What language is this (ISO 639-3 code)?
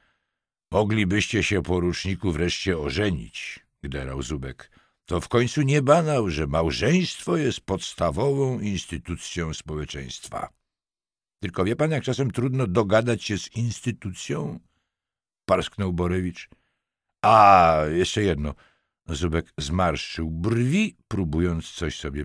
pol